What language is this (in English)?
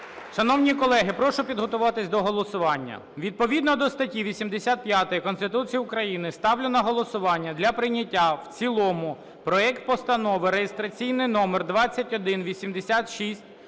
Ukrainian